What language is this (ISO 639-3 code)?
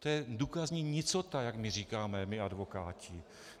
ces